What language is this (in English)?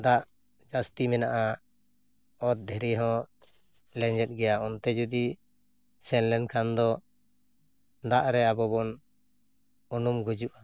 Santali